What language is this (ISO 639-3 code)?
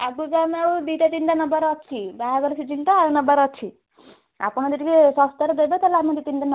ori